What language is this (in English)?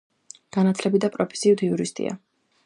Georgian